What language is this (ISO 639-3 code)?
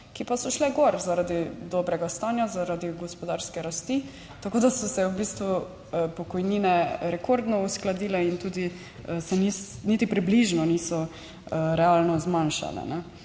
slv